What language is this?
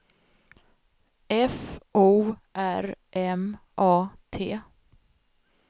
Swedish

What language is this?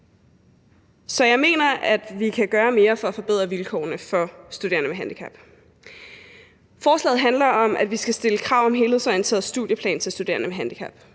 Danish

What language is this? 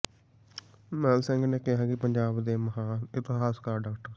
Punjabi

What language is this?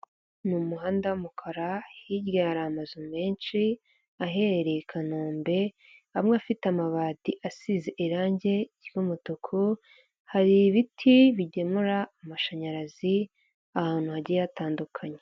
Kinyarwanda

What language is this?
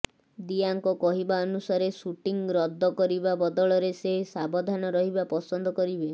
Odia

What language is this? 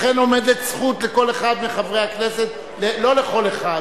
Hebrew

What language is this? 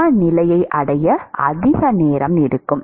Tamil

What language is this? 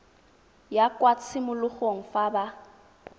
Tswana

